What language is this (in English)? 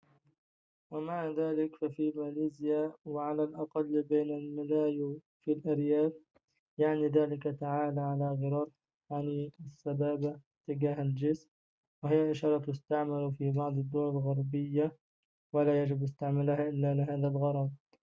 Arabic